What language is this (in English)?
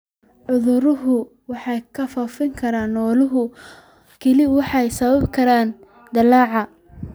Somali